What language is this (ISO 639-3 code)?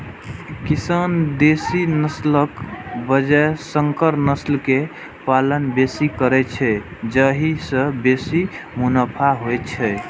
mai